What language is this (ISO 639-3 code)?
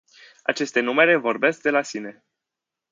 ron